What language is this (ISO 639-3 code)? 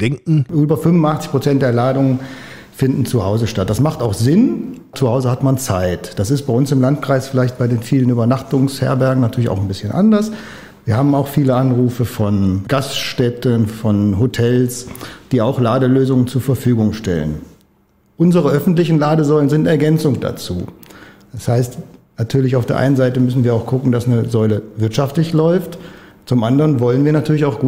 deu